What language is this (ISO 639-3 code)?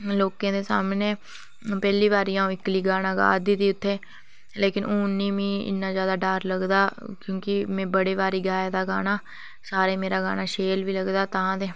doi